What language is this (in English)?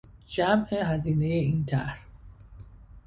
Persian